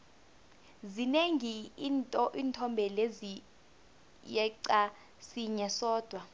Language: South Ndebele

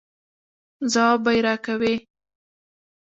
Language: Pashto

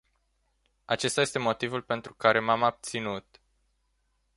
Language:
Romanian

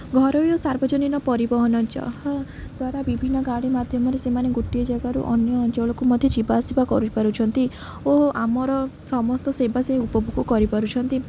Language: Odia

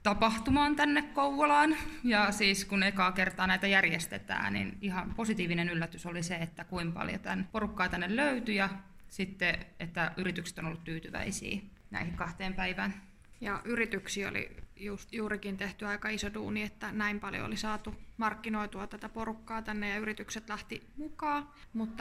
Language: Finnish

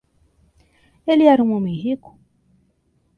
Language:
Portuguese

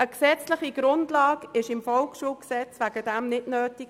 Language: Swiss German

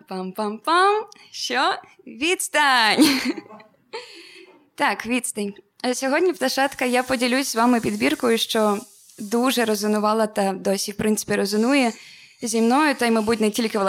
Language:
Ukrainian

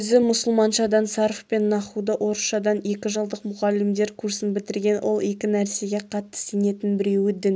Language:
Kazakh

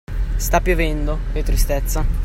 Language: Italian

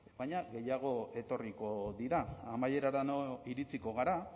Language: Basque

